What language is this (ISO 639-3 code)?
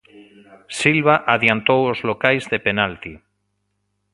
glg